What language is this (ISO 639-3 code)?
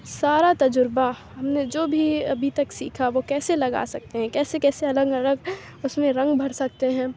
urd